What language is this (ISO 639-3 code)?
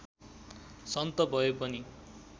nep